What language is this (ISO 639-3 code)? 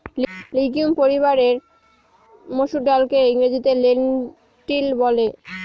ben